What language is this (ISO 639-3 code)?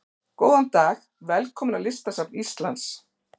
isl